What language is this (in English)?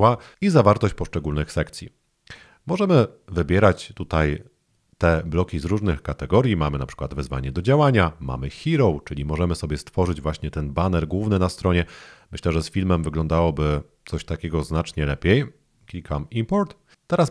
Polish